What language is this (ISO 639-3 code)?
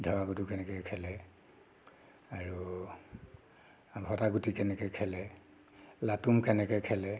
asm